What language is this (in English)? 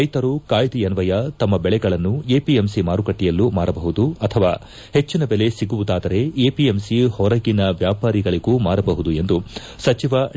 Kannada